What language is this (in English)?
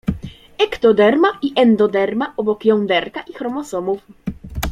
Polish